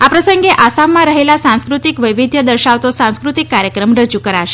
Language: Gujarati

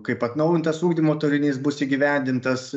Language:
Lithuanian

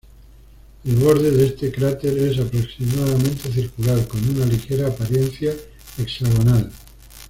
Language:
Spanish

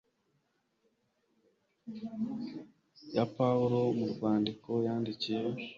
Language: Kinyarwanda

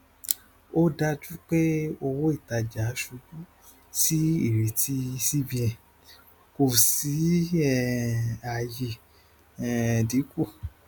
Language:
Yoruba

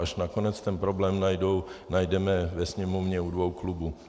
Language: Czech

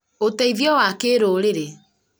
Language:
Kikuyu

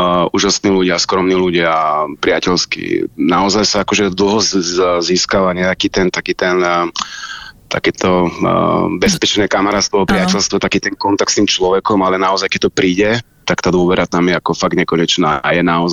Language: Slovak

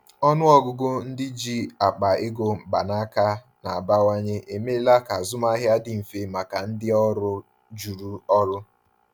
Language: Igbo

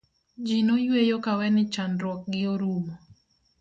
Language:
Luo (Kenya and Tanzania)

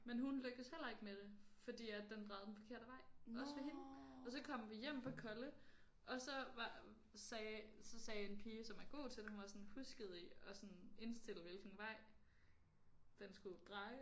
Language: Danish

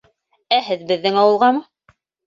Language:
Bashkir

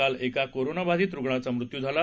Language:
Marathi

